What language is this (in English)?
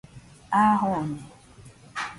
Nüpode Huitoto